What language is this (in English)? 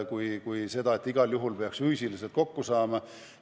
Estonian